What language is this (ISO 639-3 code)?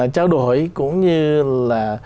vie